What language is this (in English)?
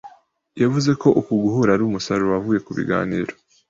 Kinyarwanda